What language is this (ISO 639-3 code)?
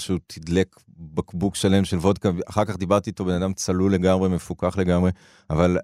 heb